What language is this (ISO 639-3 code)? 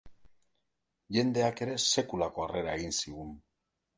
eus